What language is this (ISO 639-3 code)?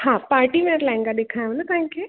snd